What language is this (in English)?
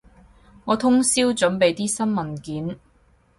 Cantonese